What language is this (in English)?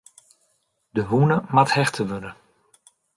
Western Frisian